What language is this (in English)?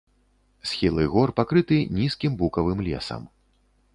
Belarusian